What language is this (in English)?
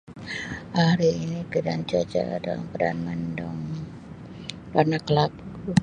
Sabah Malay